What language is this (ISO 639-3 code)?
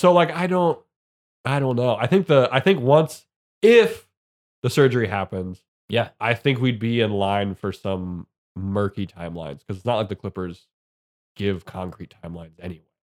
eng